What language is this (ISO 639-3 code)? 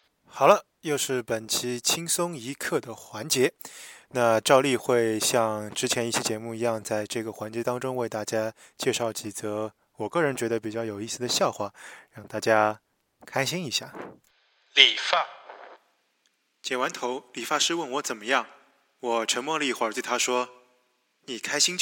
zho